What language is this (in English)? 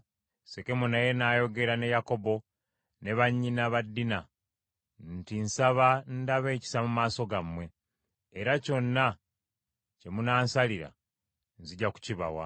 Ganda